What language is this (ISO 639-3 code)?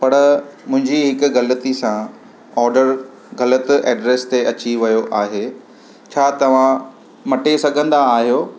snd